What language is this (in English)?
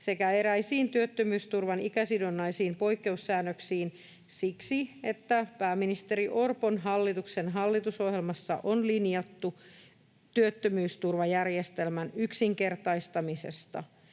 Finnish